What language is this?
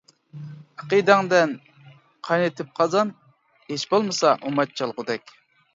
Uyghur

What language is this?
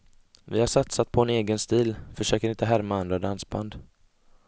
Swedish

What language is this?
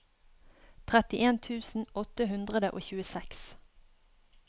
Norwegian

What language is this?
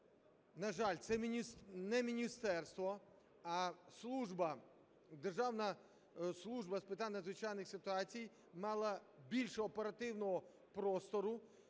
Ukrainian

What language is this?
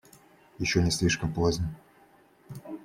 Russian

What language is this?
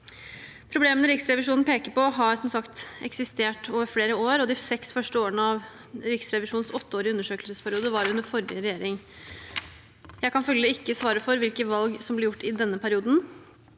Norwegian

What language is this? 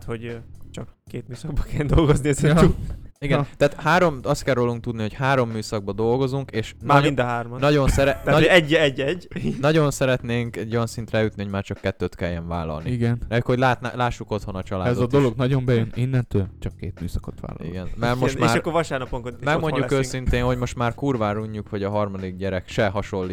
Hungarian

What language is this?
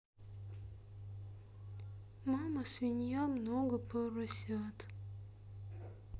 Russian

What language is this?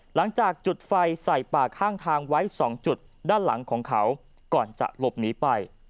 Thai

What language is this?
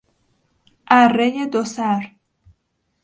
Persian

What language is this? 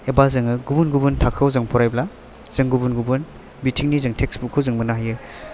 Bodo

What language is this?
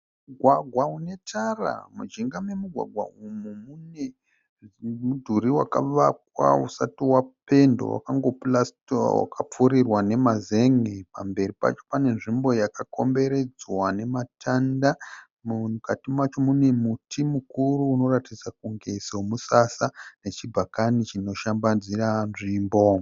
Shona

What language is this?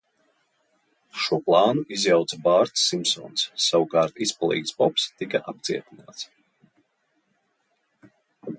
Latvian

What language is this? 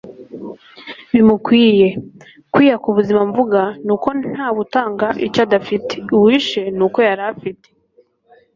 Kinyarwanda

